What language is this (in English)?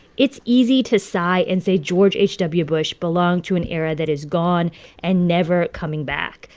English